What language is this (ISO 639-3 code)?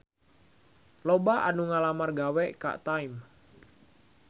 sun